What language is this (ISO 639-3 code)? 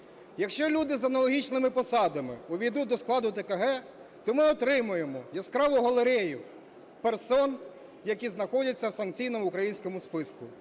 ukr